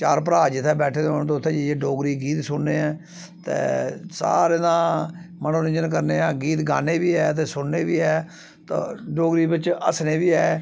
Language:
Dogri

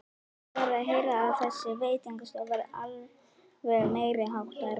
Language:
Icelandic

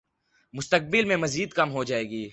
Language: Urdu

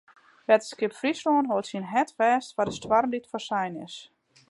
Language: Western Frisian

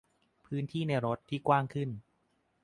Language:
Thai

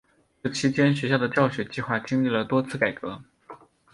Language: Chinese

